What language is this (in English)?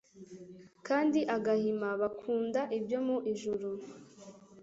Kinyarwanda